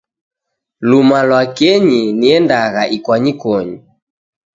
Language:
Taita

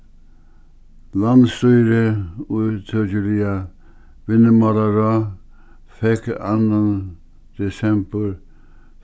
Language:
Faroese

